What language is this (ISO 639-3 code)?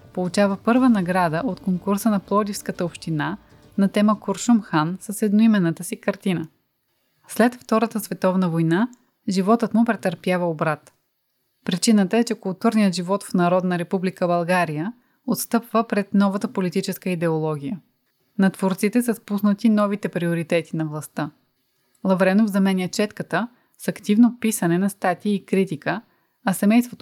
bul